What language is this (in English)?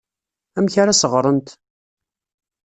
Kabyle